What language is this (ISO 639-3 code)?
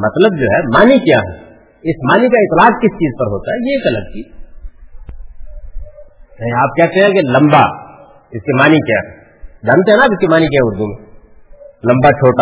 urd